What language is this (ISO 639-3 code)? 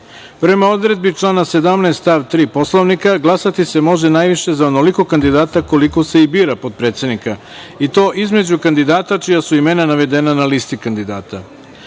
srp